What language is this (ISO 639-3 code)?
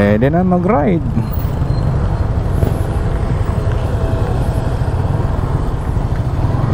fil